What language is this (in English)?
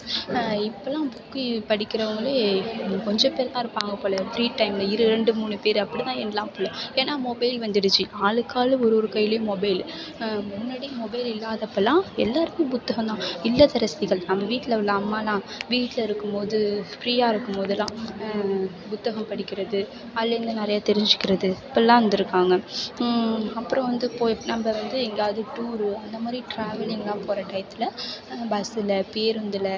Tamil